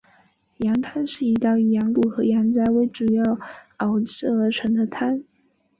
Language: Chinese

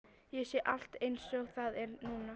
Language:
Icelandic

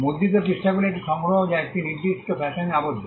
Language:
Bangla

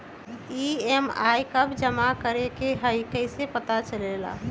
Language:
Magahi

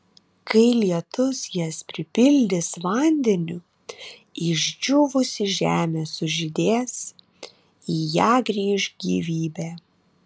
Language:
Lithuanian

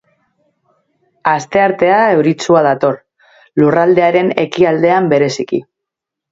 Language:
Basque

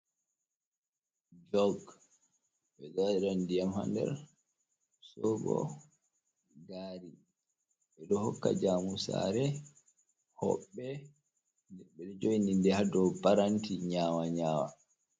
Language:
Fula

